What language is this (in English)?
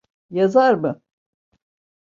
Turkish